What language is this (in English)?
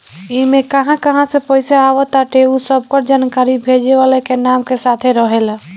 Bhojpuri